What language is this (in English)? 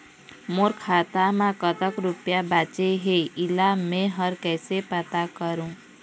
Chhattisgarhi